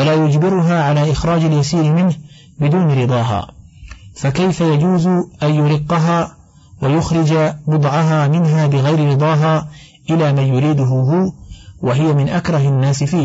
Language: Arabic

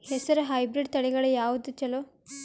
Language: Kannada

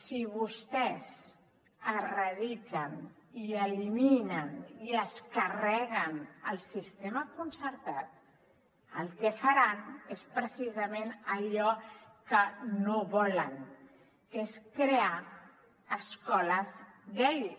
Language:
Catalan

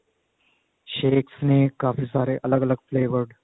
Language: Punjabi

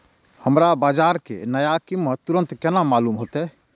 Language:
Maithili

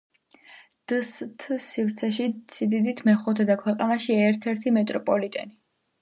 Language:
Georgian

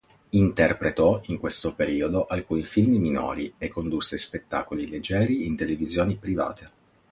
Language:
Italian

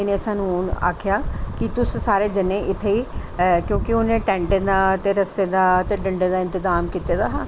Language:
Dogri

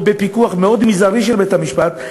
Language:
Hebrew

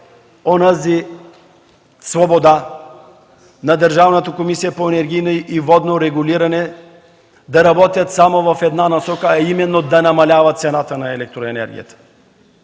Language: Bulgarian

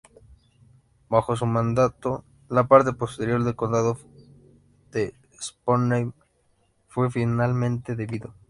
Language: Spanish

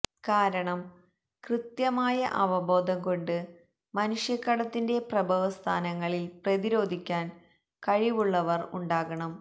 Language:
Malayalam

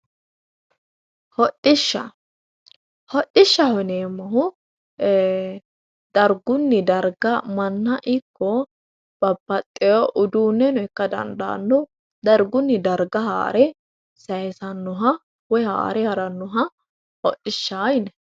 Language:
Sidamo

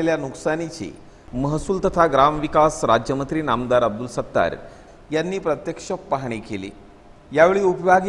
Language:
Indonesian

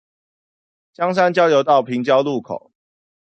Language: Chinese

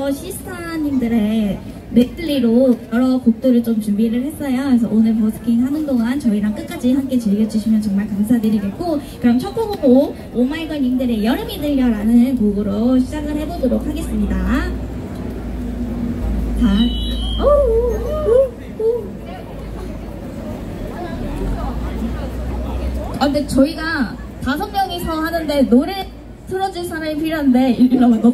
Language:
Korean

